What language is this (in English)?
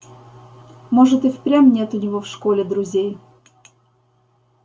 Russian